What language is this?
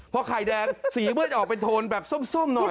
Thai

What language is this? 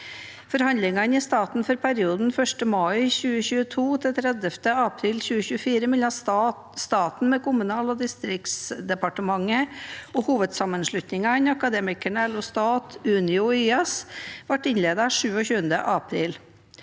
Norwegian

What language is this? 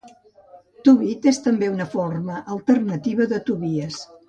Catalan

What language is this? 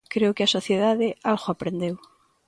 Galician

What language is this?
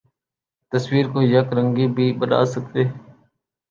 Urdu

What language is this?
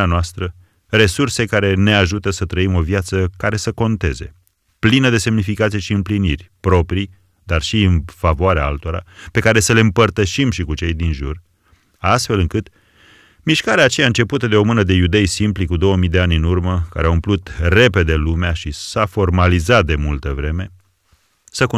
Romanian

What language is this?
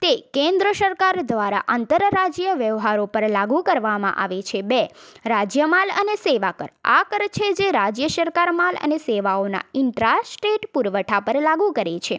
Gujarati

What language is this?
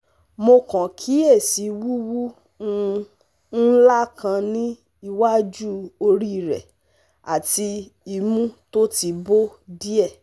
Yoruba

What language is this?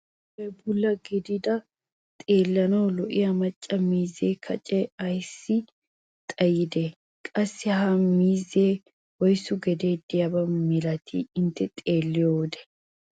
Wolaytta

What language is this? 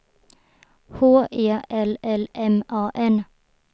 Swedish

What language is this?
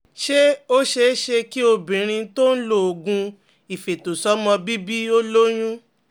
Yoruba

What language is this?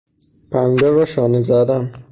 Persian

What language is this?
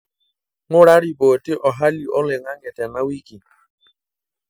Masai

